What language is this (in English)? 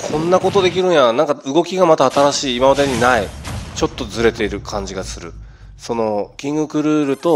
Japanese